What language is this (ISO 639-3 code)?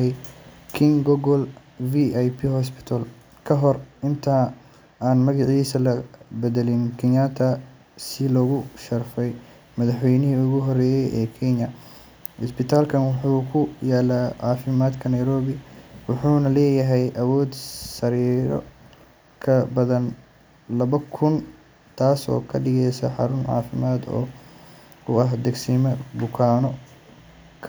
som